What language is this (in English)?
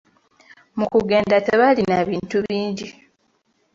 Ganda